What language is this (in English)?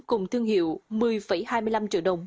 Vietnamese